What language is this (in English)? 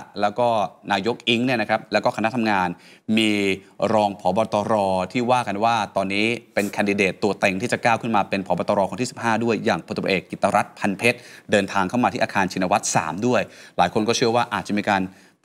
Thai